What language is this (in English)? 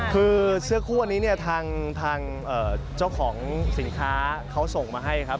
Thai